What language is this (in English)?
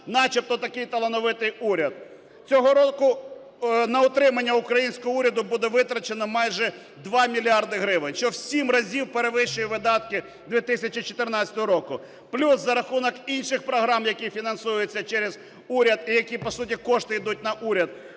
Ukrainian